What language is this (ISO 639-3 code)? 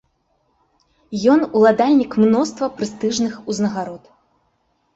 bel